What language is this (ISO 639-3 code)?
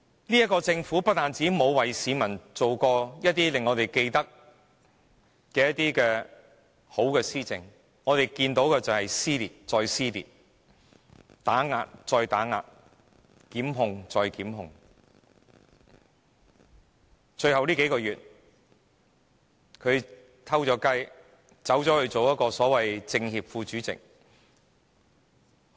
yue